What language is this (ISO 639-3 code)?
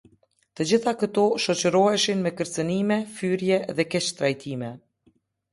sqi